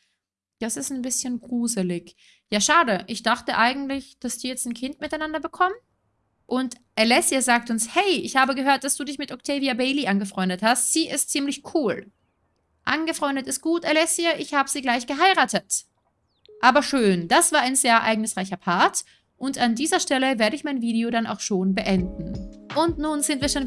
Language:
German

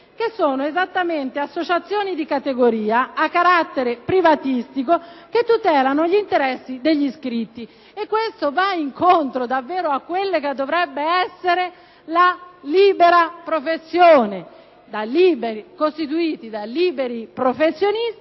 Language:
Italian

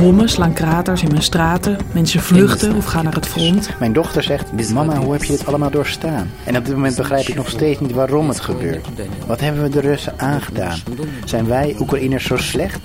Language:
Dutch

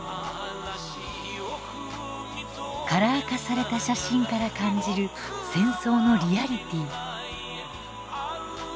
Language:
Japanese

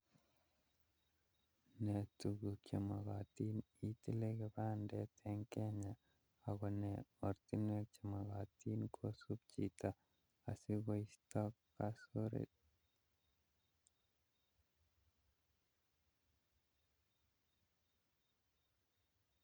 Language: Kalenjin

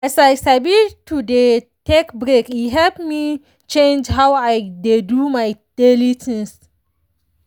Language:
Nigerian Pidgin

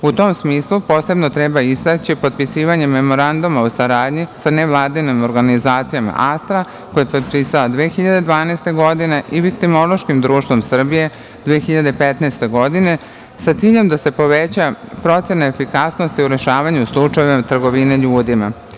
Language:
Serbian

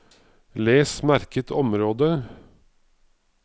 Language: Norwegian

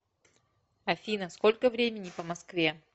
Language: Russian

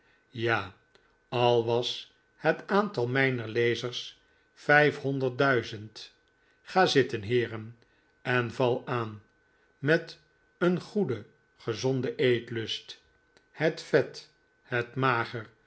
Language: Dutch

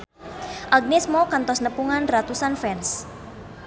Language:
Sundanese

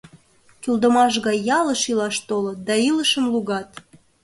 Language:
Mari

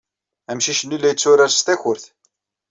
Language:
Kabyle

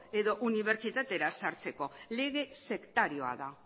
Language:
Basque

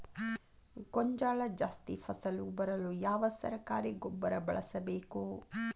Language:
Kannada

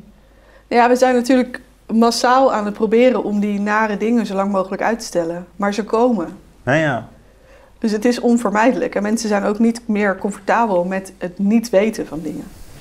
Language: Dutch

